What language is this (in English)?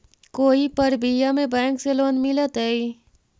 Magahi